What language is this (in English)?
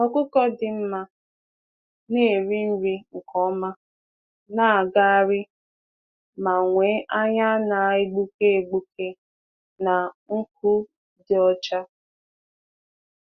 Igbo